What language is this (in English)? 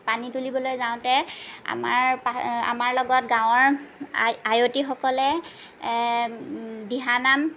Assamese